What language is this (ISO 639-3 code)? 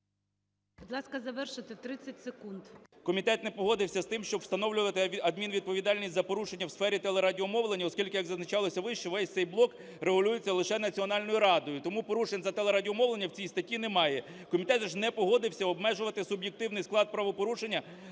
ukr